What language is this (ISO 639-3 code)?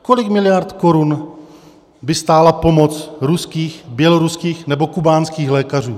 ces